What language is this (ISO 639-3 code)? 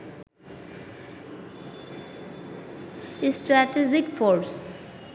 ben